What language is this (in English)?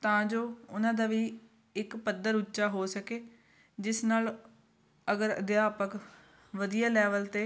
Punjabi